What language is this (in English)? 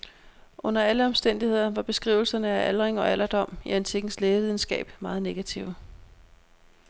Danish